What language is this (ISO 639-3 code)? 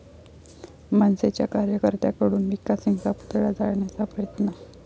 mar